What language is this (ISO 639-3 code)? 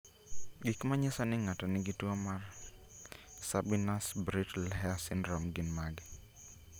luo